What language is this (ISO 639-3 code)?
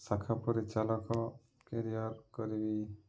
ori